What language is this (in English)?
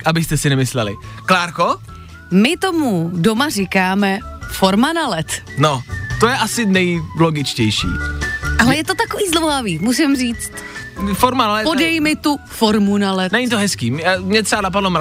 Czech